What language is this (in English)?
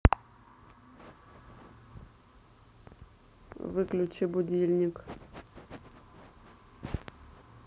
Russian